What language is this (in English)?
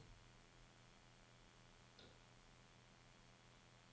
Danish